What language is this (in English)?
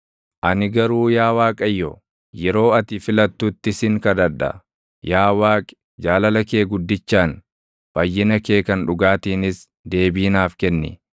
Oromo